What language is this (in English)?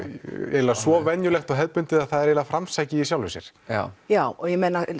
Icelandic